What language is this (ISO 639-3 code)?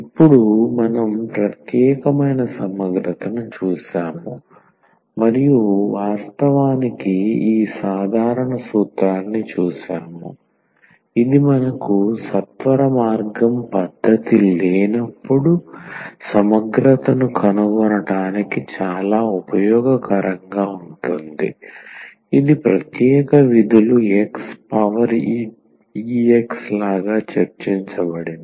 tel